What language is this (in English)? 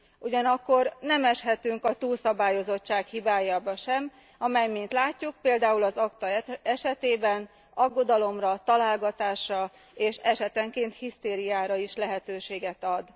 Hungarian